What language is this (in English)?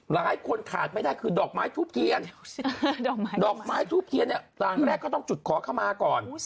Thai